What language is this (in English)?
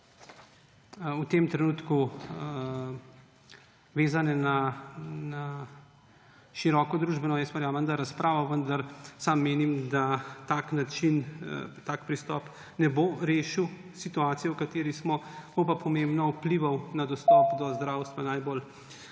Slovenian